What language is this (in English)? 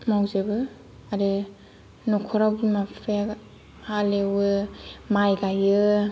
Bodo